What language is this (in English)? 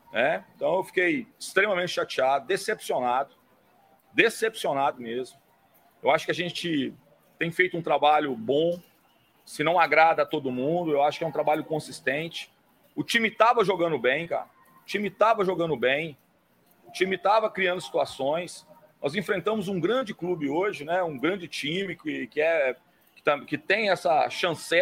Portuguese